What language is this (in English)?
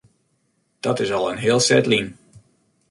Western Frisian